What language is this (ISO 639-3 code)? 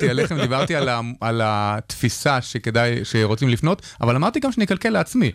heb